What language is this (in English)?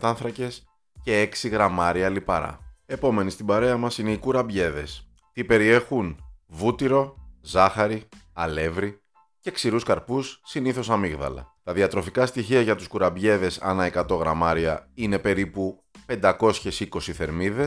Greek